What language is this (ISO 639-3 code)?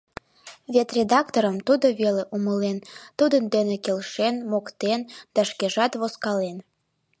chm